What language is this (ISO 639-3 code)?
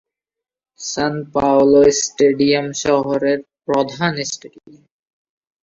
ben